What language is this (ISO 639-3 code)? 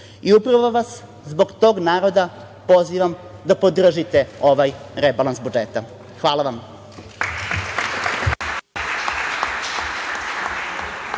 srp